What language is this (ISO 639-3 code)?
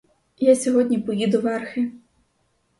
ukr